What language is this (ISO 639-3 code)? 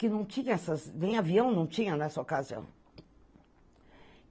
por